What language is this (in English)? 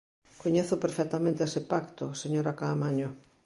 Galician